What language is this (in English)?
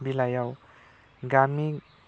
Bodo